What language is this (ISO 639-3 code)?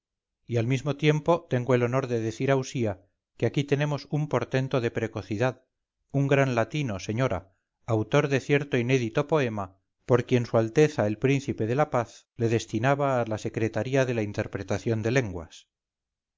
spa